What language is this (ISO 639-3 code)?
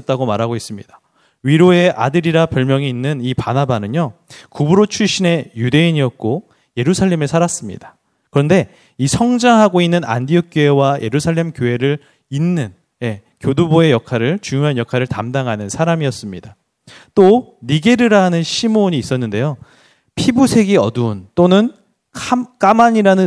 kor